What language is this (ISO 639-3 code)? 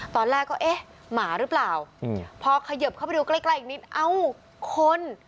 tha